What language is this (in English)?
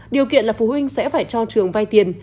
Vietnamese